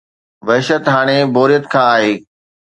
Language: Sindhi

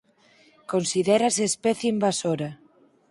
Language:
Galician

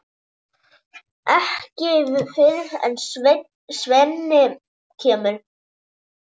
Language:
Icelandic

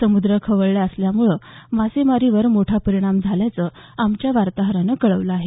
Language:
Marathi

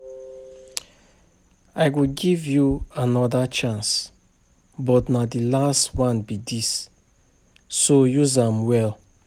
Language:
Nigerian Pidgin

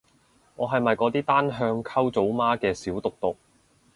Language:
Cantonese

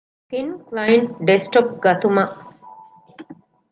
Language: Divehi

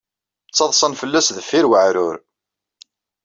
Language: Kabyle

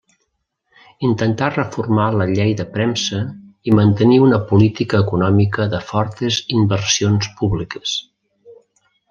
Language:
Catalan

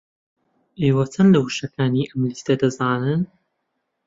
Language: Central Kurdish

